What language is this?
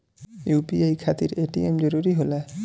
Bhojpuri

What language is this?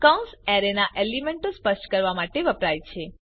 Gujarati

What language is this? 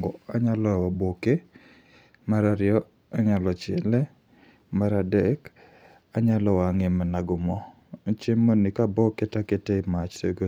Luo (Kenya and Tanzania)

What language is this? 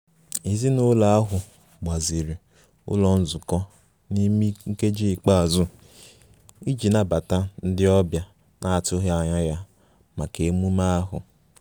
Igbo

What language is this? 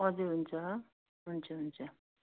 Nepali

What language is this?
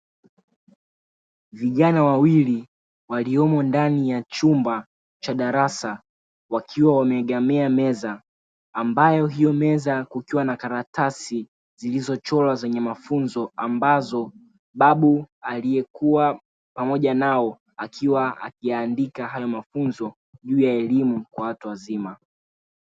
Swahili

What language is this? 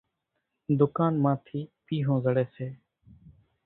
Kachi Koli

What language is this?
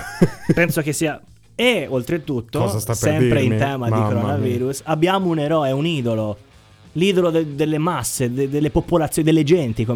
Italian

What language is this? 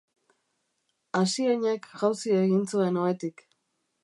Basque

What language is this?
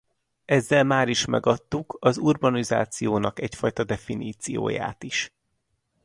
Hungarian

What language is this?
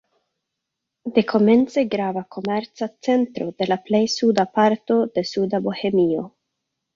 Esperanto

